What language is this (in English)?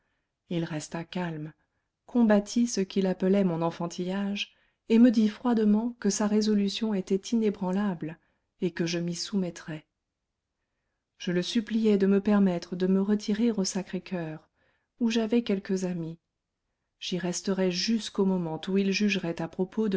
French